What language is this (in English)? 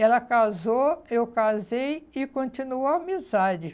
Portuguese